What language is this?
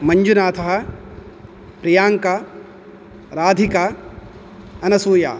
Sanskrit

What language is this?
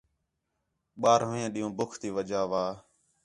Khetrani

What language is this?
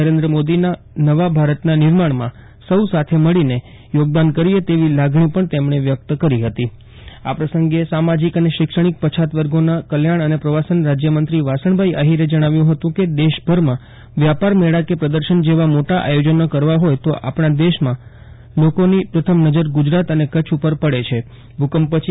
Gujarati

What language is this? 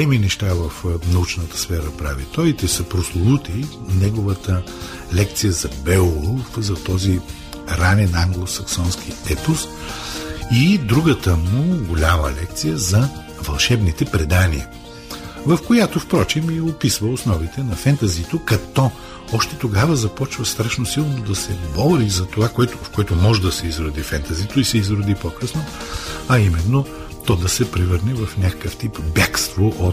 Bulgarian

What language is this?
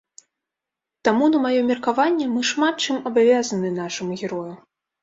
Belarusian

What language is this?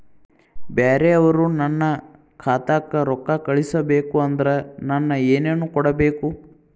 Kannada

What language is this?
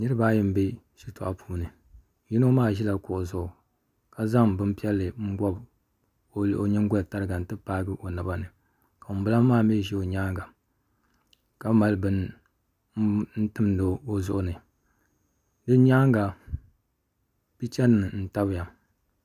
Dagbani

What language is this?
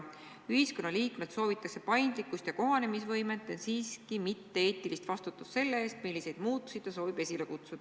Estonian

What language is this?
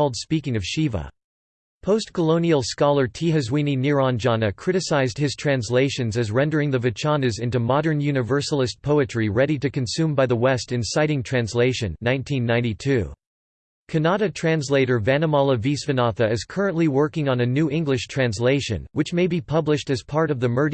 English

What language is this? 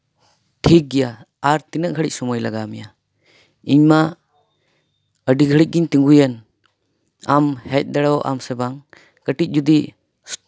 Santali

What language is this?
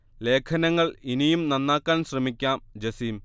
Malayalam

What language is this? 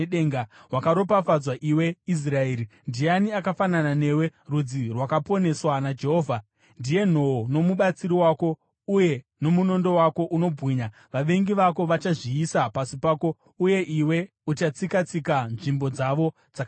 Shona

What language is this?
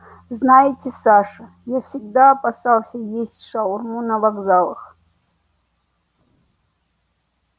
Russian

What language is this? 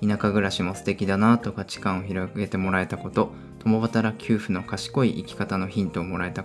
Japanese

